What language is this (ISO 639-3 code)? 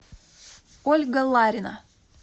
rus